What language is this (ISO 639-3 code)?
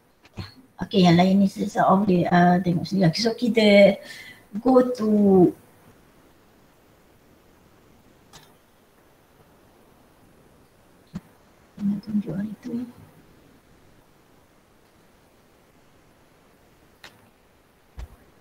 msa